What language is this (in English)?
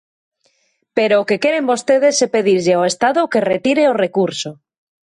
Galician